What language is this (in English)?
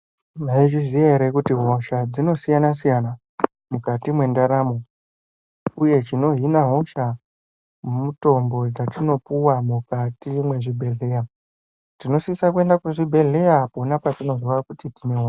Ndau